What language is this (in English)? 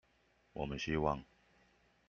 Chinese